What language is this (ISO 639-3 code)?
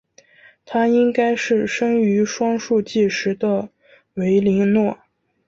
zho